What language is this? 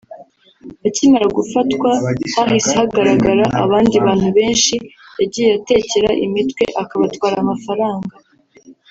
Kinyarwanda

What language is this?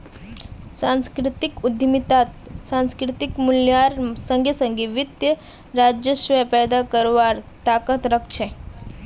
Magahi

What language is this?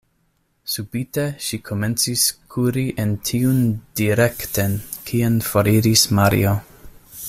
Esperanto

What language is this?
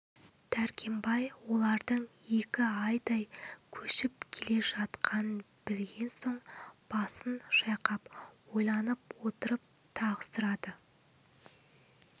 Kazakh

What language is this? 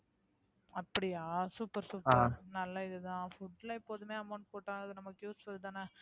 Tamil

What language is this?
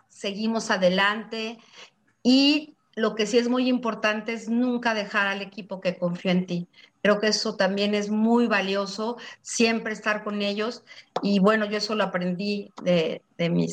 Spanish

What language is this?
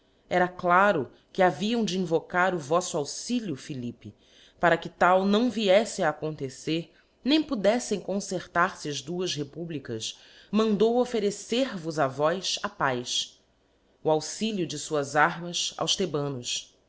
Portuguese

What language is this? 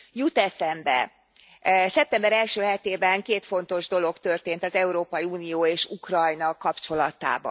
Hungarian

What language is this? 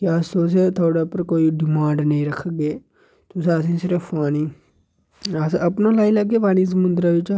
Dogri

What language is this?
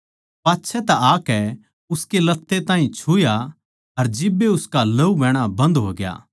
Haryanvi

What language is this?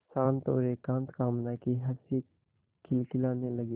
Hindi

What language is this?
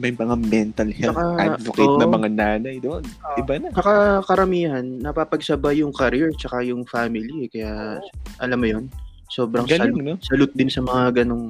Filipino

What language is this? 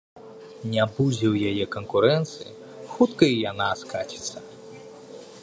Belarusian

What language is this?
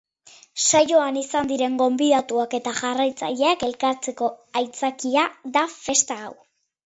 Basque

